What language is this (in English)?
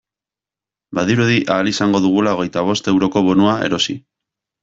Basque